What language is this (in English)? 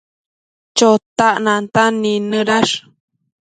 Matsés